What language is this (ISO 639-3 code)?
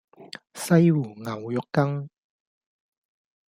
yue